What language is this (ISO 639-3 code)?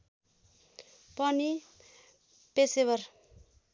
nep